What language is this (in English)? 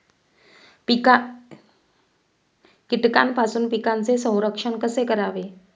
Marathi